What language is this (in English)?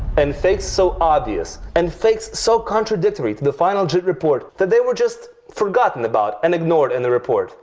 English